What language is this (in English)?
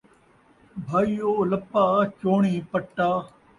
Saraiki